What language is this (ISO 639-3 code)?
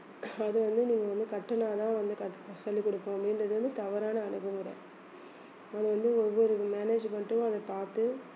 tam